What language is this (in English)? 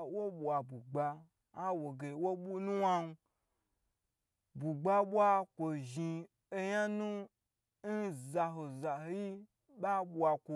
Gbagyi